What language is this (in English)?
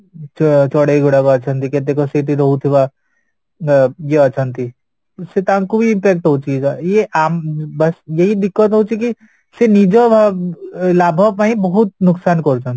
Odia